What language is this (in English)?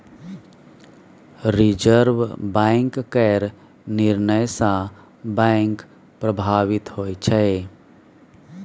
Maithili